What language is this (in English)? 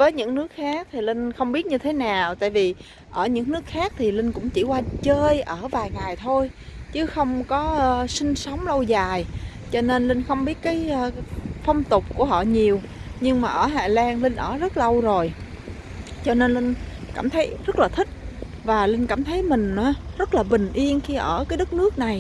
Vietnamese